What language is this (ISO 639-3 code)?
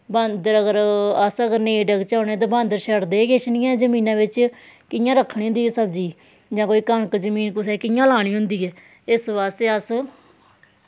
doi